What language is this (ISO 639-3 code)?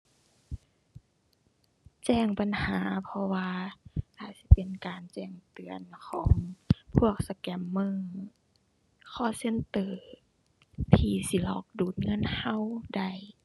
tha